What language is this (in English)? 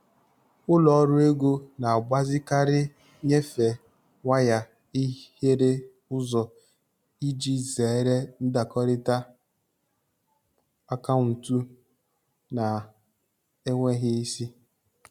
Igbo